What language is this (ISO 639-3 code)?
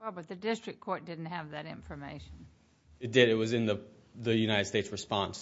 eng